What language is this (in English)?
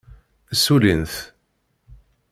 Kabyle